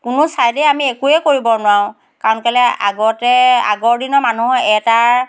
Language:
Assamese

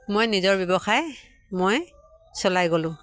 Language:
Assamese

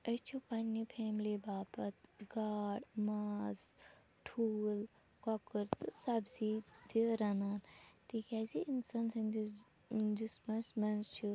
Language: Kashmiri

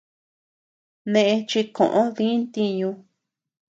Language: Tepeuxila Cuicatec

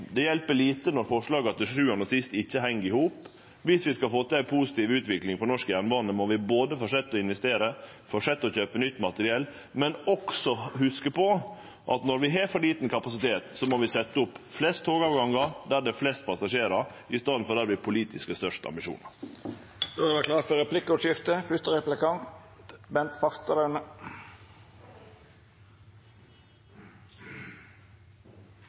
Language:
Norwegian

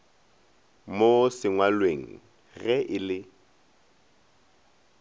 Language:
Northern Sotho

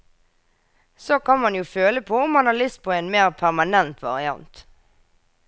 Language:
Norwegian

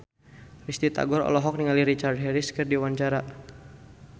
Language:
Sundanese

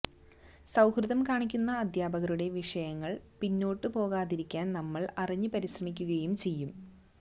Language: Malayalam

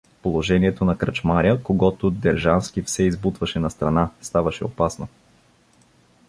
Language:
Bulgarian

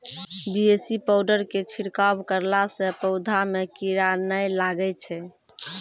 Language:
Maithili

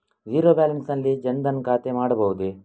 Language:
Kannada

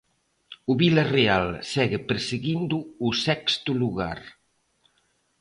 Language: Galician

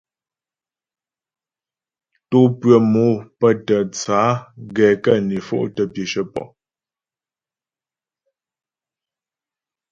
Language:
Ghomala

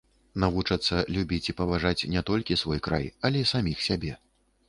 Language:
Belarusian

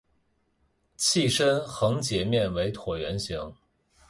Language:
Chinese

